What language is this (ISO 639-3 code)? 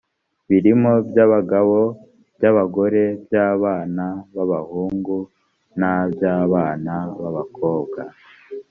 kin